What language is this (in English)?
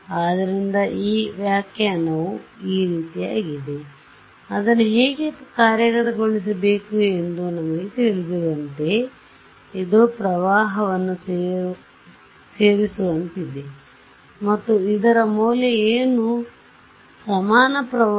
Kannada